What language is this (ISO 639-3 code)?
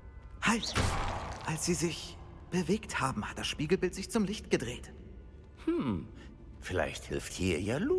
deu